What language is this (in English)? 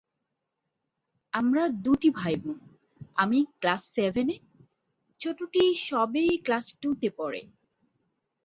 Bangla